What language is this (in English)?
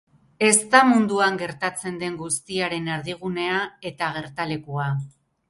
Basque